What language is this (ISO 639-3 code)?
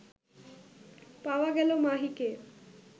ben